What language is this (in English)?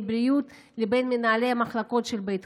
Hebrew